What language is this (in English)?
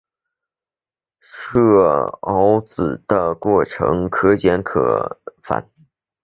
Chinese